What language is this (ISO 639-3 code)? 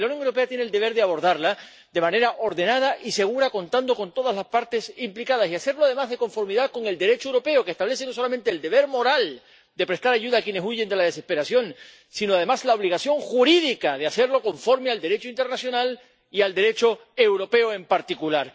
spa